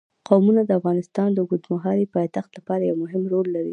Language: Pashto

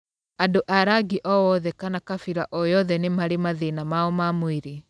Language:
Kikuyu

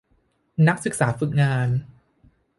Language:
Thai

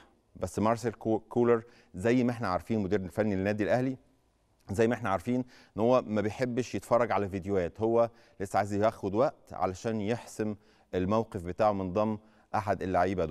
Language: Arabic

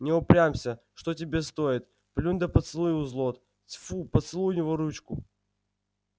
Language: Russian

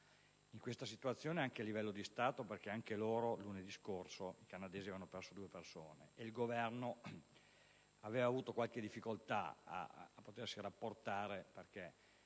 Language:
Italian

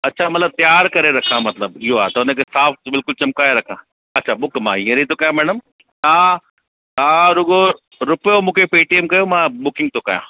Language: Sindhi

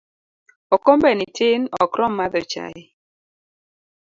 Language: Luo (Kenya and Tanzania)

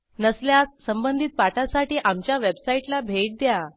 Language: Marathi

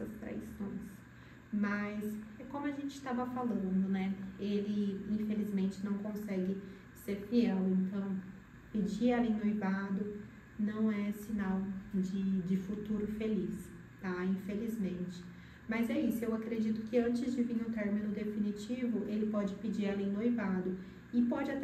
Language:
Portuguese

